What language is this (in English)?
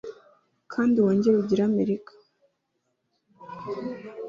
Kinyarwanda